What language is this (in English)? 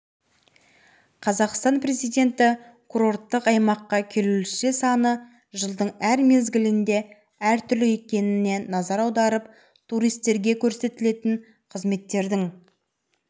Kazakh